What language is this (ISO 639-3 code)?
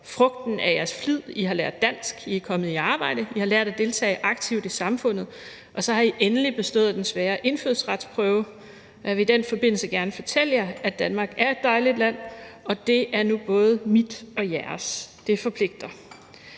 dan